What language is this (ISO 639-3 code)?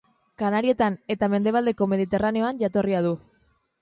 eus